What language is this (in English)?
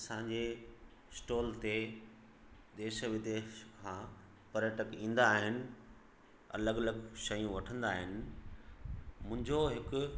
Sindhi